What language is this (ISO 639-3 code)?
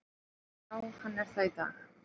isl